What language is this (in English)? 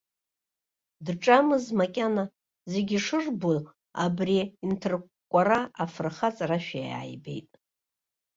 Abkhazian